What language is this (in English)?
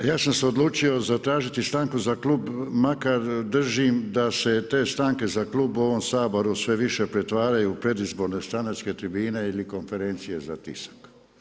Croatian